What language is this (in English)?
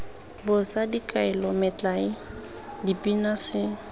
Tswana